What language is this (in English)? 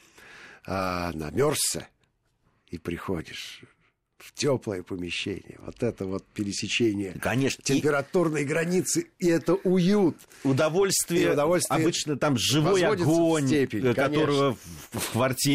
Russian